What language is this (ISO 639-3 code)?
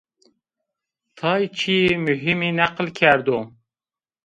zza